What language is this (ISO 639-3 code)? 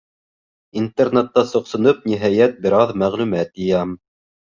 bak